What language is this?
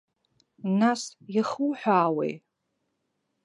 Abkhazian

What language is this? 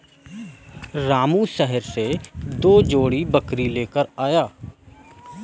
Hindi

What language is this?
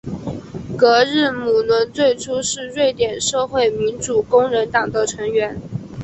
Chinese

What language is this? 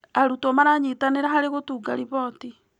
Kikuyu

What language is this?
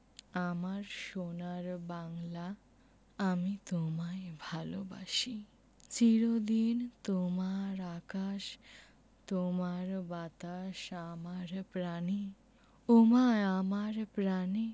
Bangla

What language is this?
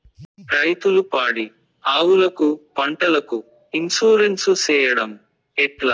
Telugu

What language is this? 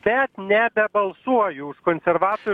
Lithuanian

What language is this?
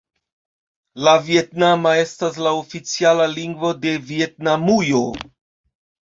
Esperanto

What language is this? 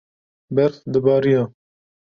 Kurdish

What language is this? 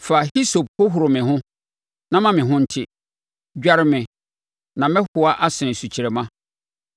Akan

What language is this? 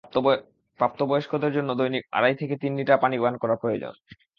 Bangla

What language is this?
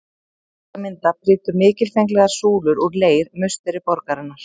Icelandic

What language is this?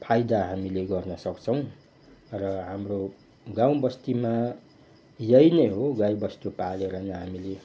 Nepali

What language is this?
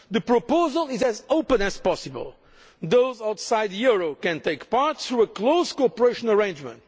English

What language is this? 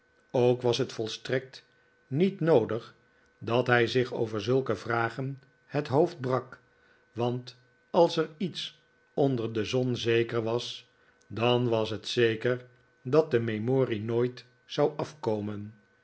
Dutch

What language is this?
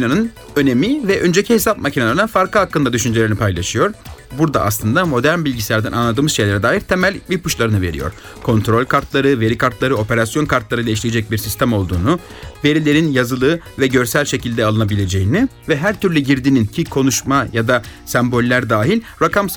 Turkish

